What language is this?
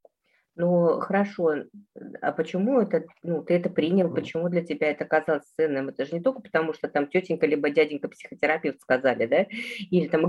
Russian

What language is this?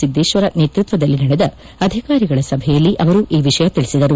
Kannada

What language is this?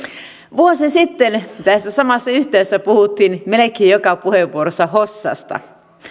Finnish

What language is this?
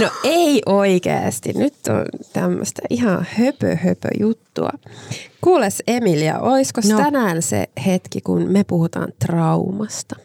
Finnish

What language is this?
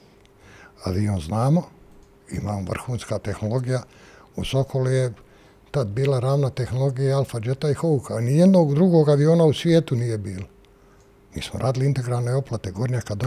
Croatian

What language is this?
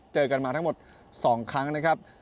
Thai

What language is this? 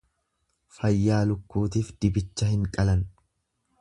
Oromo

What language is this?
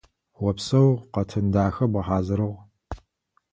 Adyghe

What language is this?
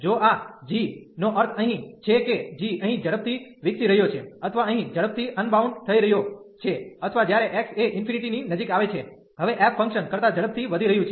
Gujarati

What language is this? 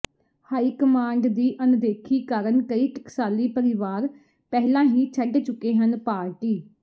Punjabi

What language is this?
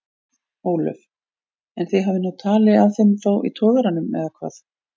Icelandic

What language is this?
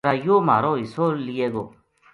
Gujari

